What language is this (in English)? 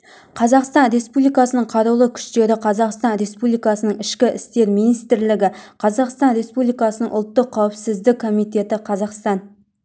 Kazakh